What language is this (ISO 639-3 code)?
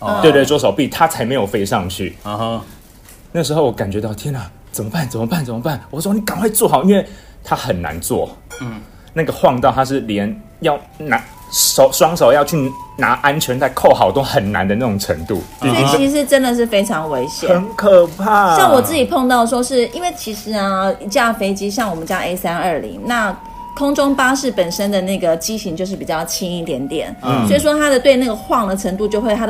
zho